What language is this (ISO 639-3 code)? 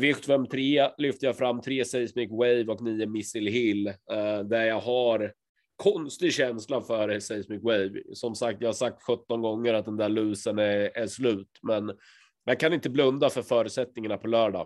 swe